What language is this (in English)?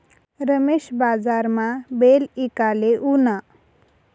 Marathi